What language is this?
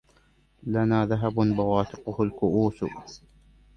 Arabic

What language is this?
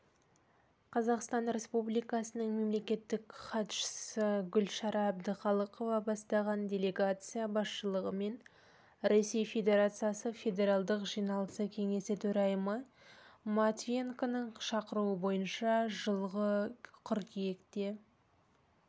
Kazakh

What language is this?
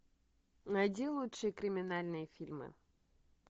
Russian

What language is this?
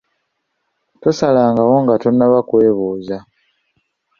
Ganda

